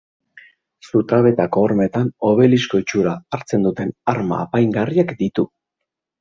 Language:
Basque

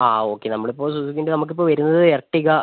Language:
Malayalam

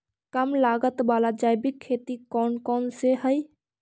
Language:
Magahi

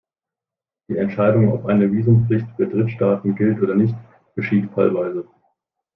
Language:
German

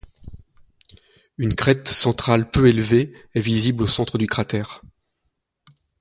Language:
French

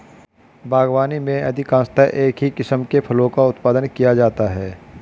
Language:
Hindi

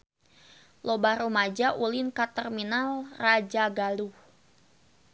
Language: Sundanese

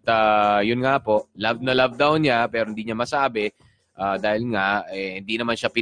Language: Filipino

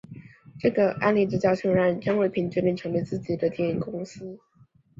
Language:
Chinese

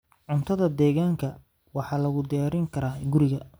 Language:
Somali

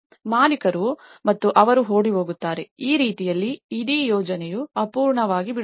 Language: Kannada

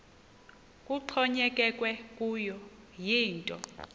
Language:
Xhosa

